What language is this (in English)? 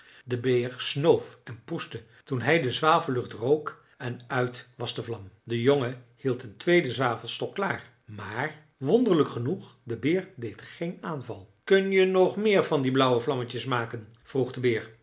Dutch